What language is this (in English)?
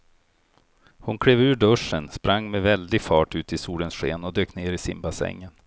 Swedish